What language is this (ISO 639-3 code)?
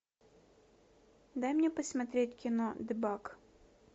rus